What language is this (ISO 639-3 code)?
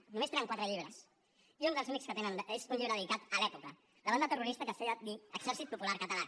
cat